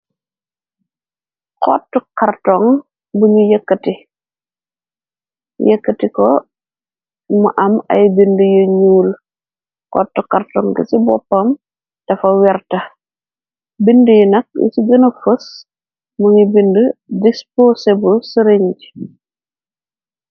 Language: Wolof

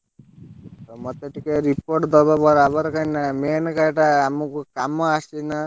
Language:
Odia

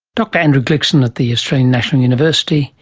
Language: English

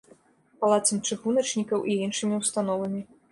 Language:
Belarusian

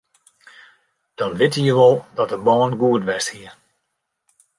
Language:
Western Frisian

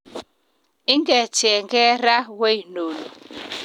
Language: Kalenjin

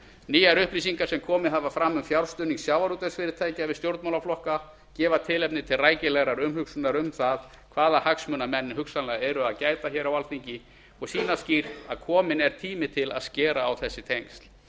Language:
Icelandic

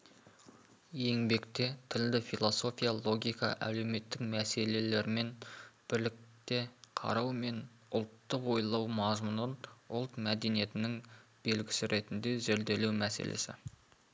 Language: Kazakh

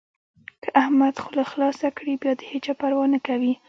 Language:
Pashto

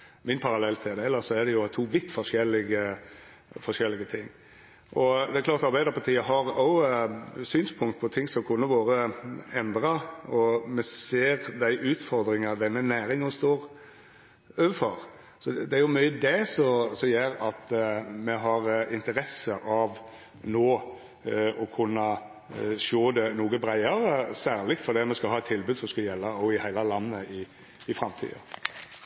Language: Norwegian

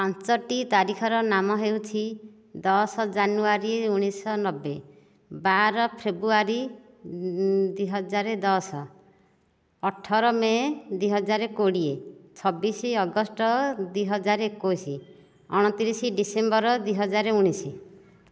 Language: Odia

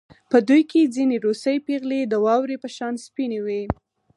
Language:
Pashto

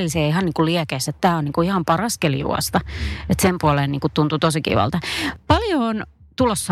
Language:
Finnish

